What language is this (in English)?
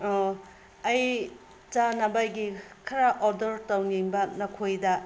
Manipuri